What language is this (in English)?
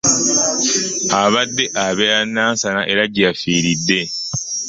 Ganda